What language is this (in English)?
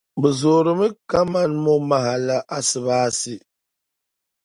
Dagbani